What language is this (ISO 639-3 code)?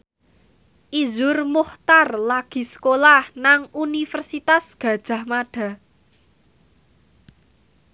jav